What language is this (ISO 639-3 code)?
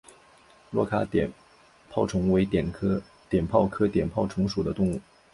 zho